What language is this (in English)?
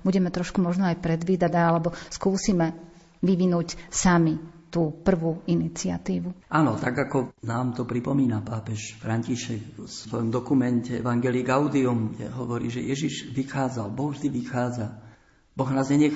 Slovak